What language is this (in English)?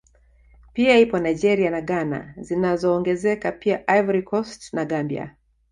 Swahili